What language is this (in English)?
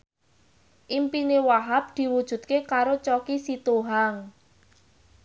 Javanese